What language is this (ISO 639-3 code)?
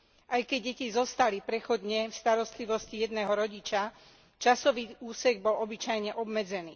slk